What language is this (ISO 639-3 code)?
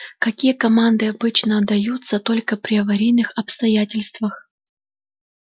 rus